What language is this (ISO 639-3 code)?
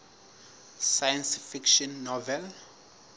sot